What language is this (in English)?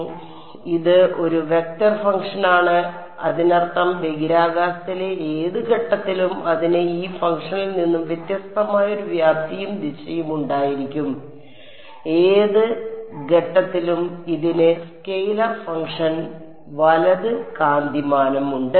Malayalam